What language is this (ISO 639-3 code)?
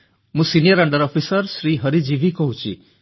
ori